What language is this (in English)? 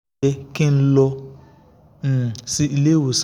Yoruba